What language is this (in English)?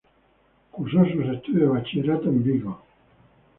Spanish